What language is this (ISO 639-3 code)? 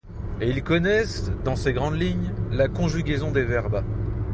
fra